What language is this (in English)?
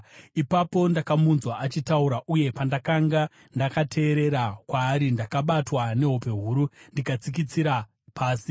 Shona